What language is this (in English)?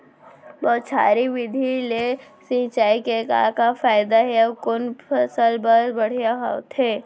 Chhattisgarhi